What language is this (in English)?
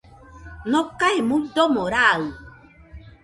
Nüpode Huitoto